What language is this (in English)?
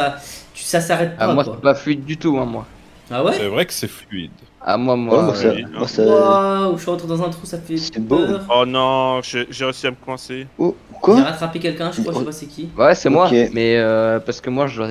French